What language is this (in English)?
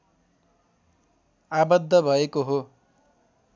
Nepali